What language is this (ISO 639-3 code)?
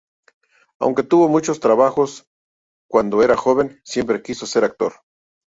spa